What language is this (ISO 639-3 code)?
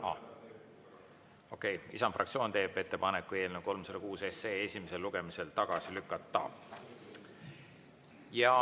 est